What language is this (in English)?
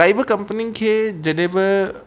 Sindhi